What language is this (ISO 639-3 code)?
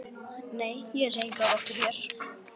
isl